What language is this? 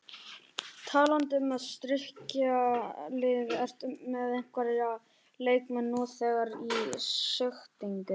Icelandic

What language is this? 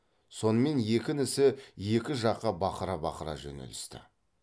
Kazakh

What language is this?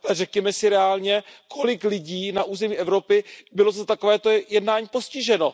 Czech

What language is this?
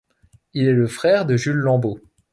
French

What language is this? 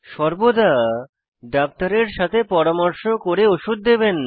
Bangla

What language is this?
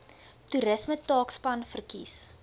Afrikaans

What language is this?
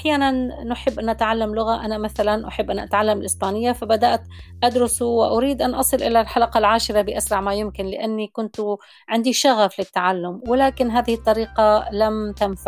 Arabic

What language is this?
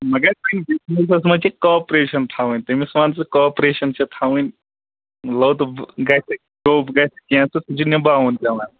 Kashmiri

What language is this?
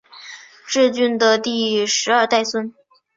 Chinese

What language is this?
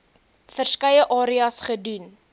Afrikaans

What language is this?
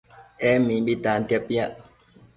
Matsés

